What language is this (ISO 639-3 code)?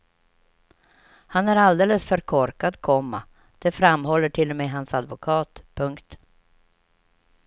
swe